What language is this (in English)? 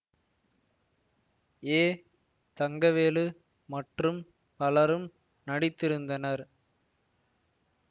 Tamil